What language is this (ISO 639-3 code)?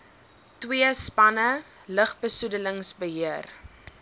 afr